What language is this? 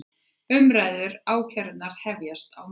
Icelandic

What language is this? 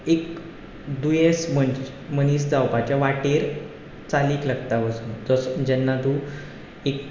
Konkani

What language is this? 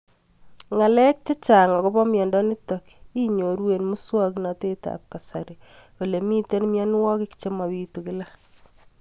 Kalenjin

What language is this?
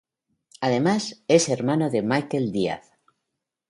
Spanish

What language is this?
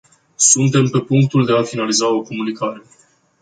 Romanian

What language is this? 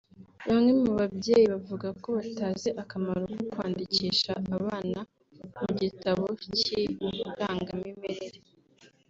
Kinyarwanda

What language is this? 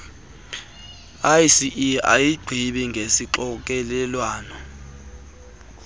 Xhosa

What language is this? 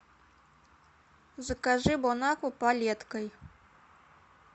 Russian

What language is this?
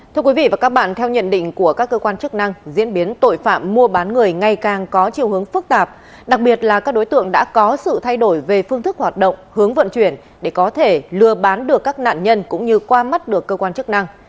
Vietnamese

